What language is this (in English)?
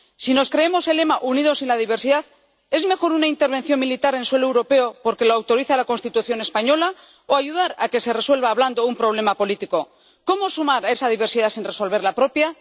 Spanish